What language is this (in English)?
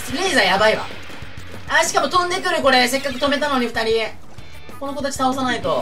Japanese